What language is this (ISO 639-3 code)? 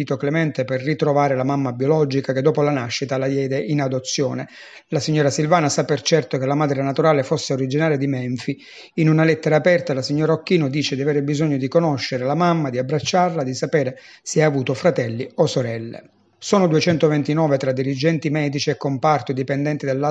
ita